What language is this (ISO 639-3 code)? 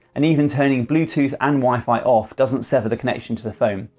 eng